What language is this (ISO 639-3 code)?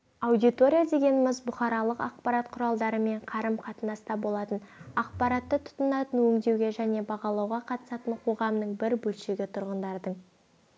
kaz